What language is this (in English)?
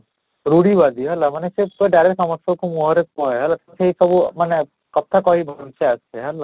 Odia